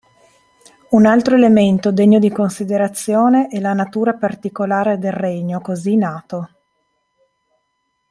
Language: Italian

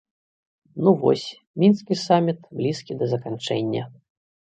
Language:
Belarusian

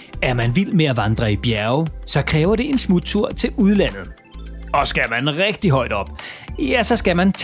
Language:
Danish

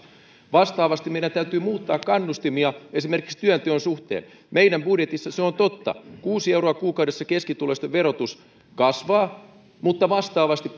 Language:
Finnish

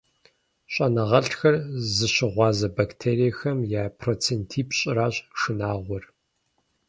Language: Kabardian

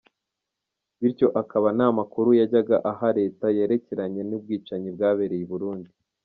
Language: Kinyarwanda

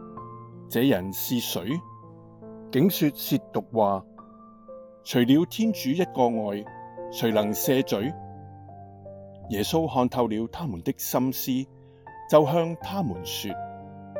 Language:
Chinese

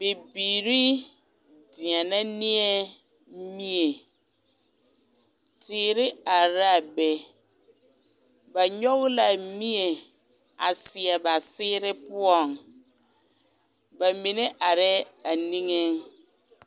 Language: Southern Dagaare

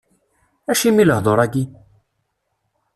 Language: Kabyle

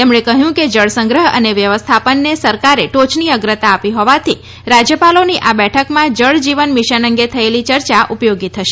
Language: Gujarati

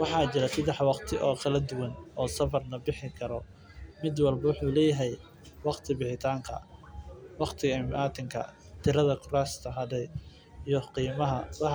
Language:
Somali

